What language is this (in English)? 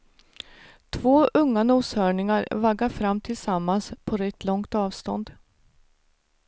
Swedish